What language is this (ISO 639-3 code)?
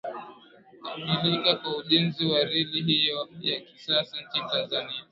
swa